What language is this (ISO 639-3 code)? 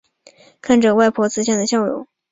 zho